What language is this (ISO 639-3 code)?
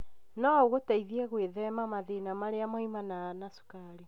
kik